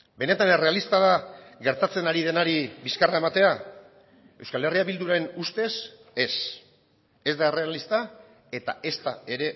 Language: Basque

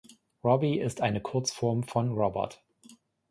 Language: German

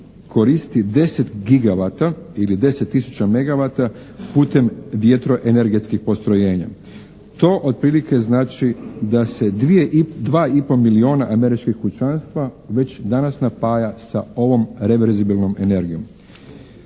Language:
Croatian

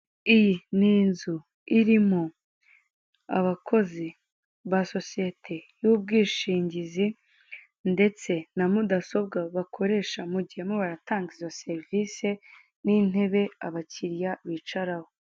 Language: Kinyarwanda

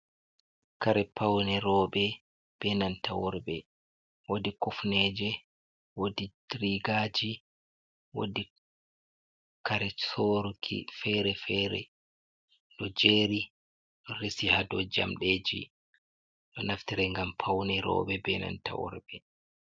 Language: Fula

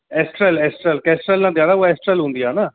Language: Sindhi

